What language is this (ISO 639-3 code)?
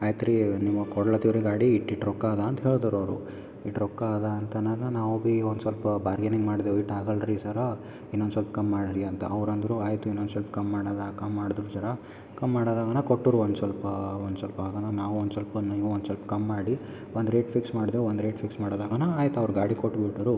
kan